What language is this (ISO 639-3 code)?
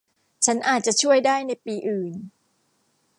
tha